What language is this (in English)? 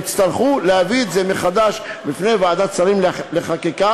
Hebrew